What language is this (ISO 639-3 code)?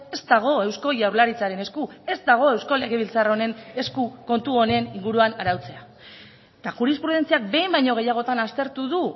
eus